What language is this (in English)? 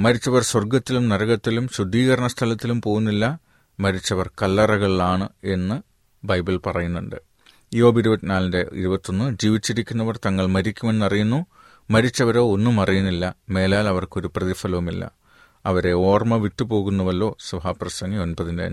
Malayalam